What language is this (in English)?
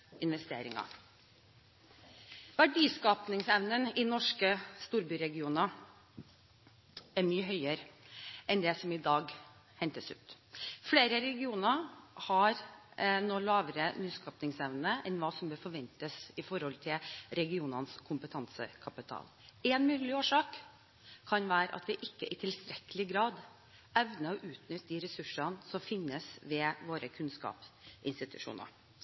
Norwegian Bokmål